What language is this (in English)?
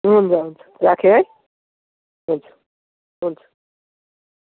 Nepali